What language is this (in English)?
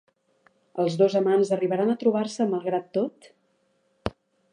Catalan